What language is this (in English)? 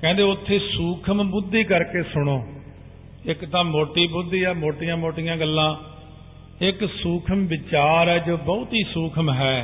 Punjabi